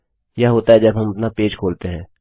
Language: Hindi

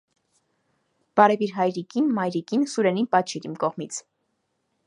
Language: Armenian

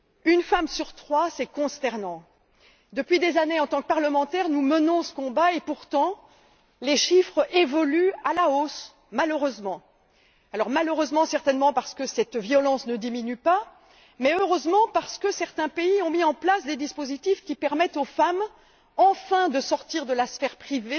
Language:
French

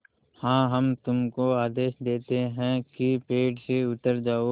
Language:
Hindi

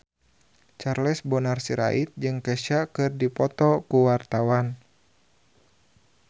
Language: Sundanese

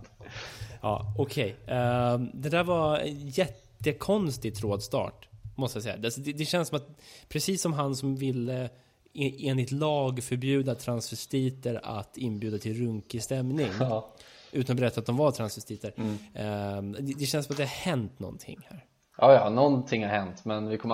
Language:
Swedish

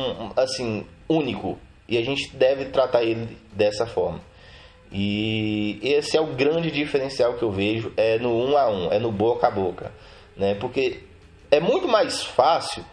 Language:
Portuguese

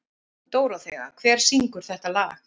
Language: Icelandic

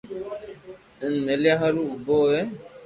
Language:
Loarki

